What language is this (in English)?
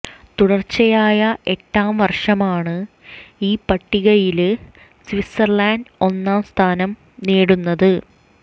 Malayalam